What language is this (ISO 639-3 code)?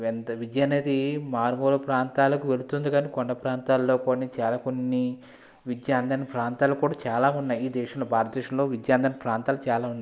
tel